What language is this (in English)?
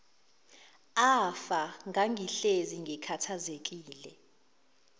Zulu